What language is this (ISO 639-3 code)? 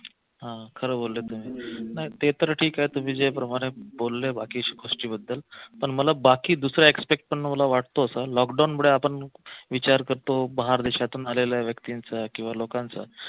mar